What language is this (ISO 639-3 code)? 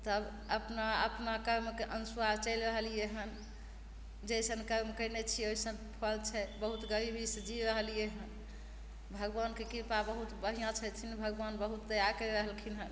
mai